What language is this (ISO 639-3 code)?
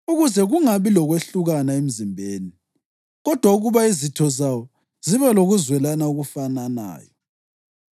nde